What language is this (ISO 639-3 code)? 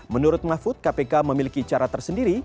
ind